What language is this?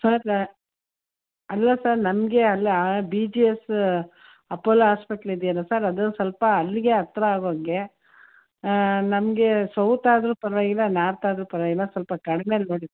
Kannada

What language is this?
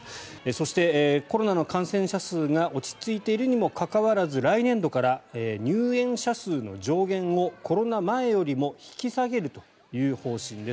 Japanese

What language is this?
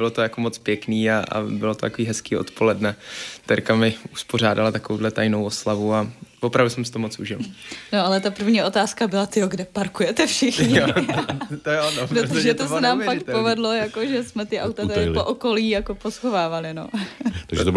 Czech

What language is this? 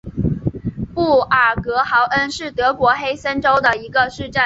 Chinese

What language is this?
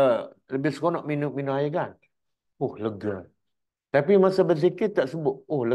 Malay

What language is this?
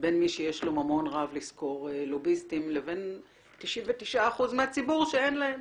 Hebrew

